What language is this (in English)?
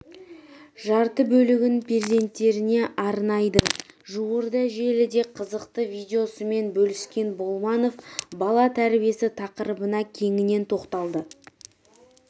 Kazakh